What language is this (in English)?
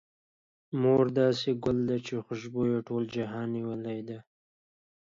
Pashto